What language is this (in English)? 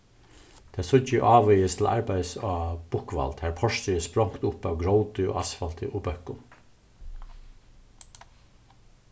Faroese